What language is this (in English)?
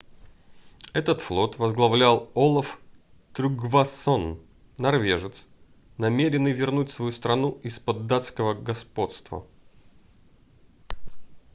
Russian